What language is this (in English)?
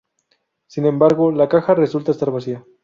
Spanish